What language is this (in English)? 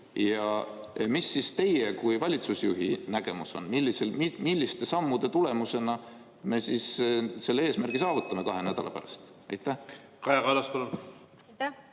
Estonian